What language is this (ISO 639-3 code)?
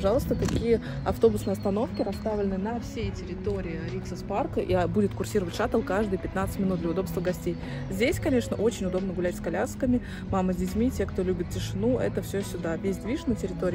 rus